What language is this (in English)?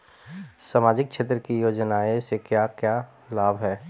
Bhojpuri